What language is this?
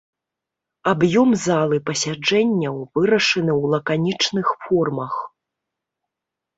Belarusian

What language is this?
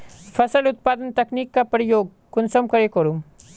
Magahi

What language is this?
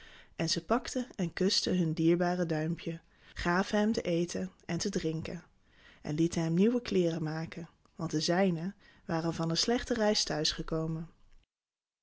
Dutch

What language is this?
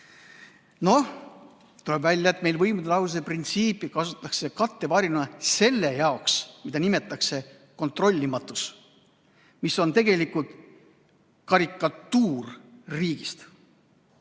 Estonian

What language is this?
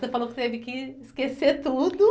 Portuguese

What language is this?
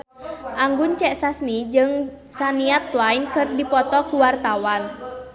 Sundanese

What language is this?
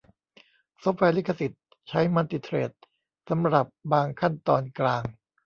Thai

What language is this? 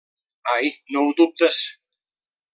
Catalan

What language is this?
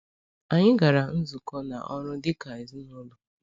Igbo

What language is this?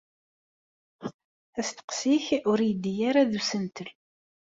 Kabyle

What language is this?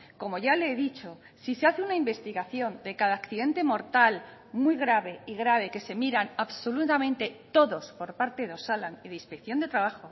Spanish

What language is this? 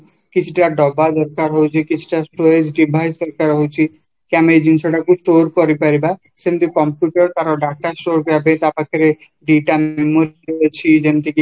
Odia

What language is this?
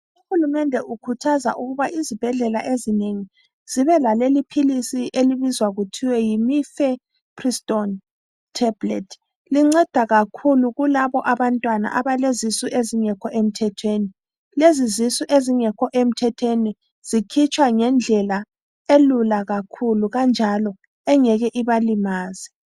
North Ndebele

